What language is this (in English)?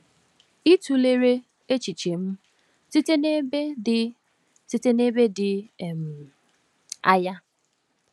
Igbo